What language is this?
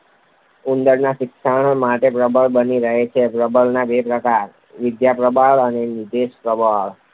Gujarati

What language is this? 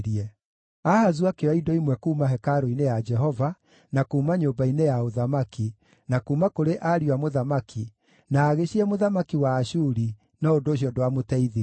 Kikuyu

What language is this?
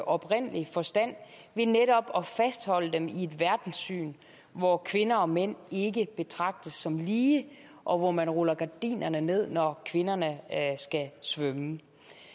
Danish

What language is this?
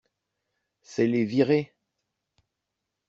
French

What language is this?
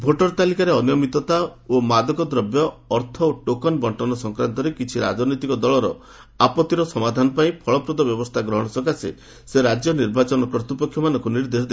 Odia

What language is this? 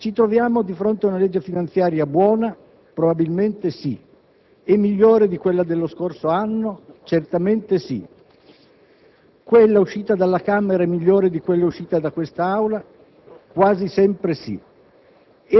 Italian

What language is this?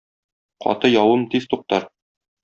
Tatar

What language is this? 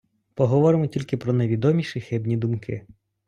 Ukrainian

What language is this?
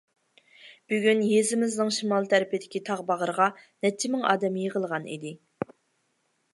Uyghur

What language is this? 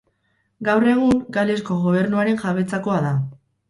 Basque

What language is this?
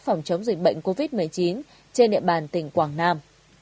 Vietnamese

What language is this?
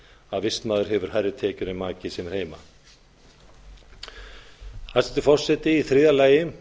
Icelandic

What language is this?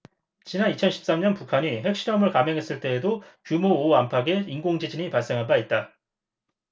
Korean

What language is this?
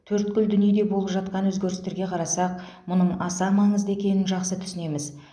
Kazakh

